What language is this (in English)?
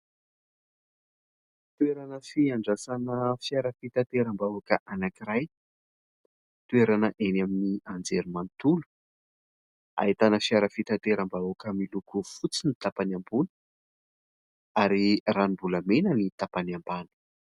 Malagasy